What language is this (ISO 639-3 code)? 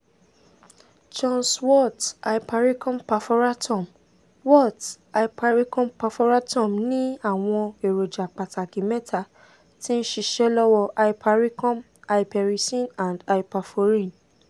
yor